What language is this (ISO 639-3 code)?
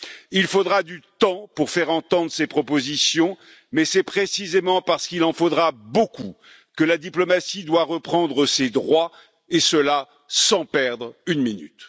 fra